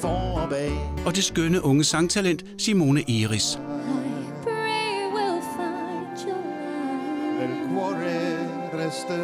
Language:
Danish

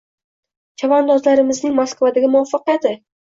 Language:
Uzbek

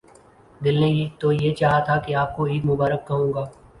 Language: Urdu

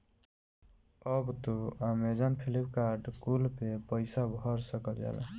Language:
Bhojpuri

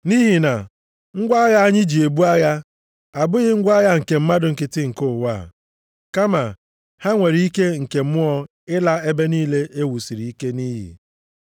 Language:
Igbo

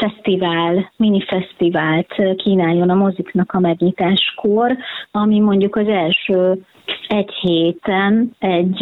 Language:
Hungarian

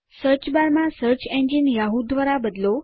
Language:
Gujarati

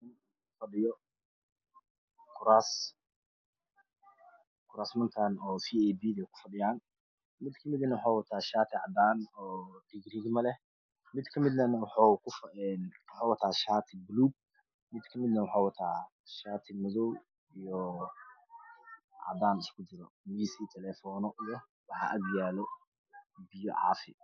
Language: Somali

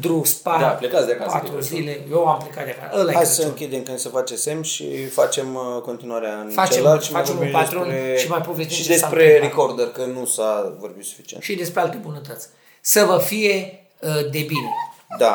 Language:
Romanian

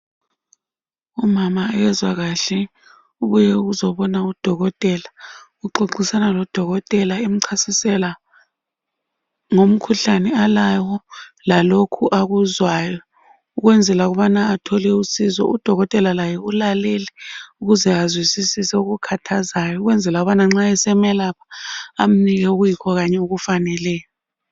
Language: North Ndebele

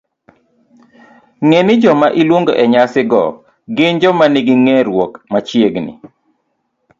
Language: Luo (Kenya and Tanzania)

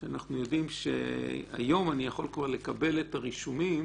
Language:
Hebrew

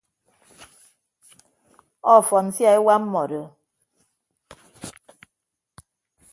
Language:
Ibibio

